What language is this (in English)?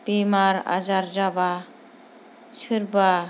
Bodo